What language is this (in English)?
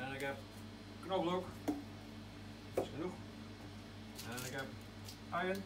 Dutch